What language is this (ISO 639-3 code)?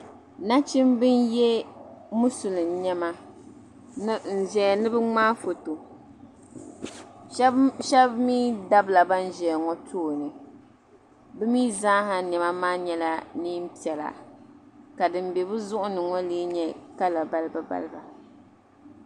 dag